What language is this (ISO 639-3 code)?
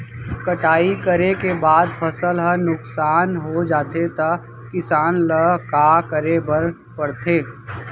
hne